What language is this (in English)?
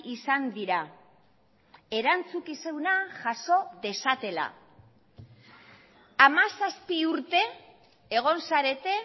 Basque